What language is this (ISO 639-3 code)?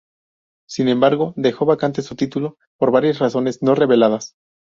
spa